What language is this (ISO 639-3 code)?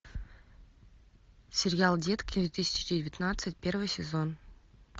rus